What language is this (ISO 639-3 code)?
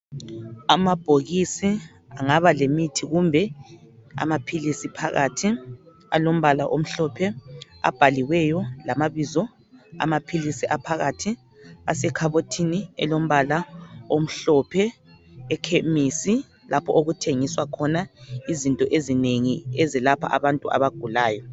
nde